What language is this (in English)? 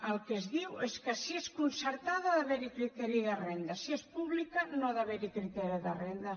Catalan